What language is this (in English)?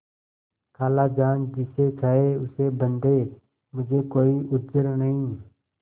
Hindi